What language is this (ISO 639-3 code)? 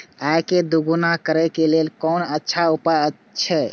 mai